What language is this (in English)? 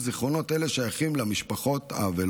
Hebrew